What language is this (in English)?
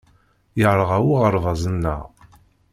Kabyle